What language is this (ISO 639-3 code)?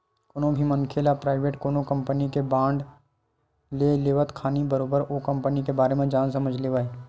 hne